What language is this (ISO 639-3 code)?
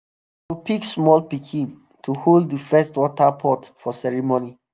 pcm